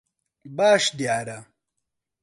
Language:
Central Kurdish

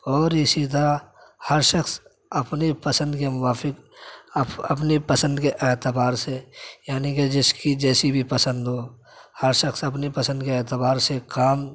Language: Urdu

